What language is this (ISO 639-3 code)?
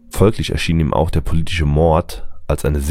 deu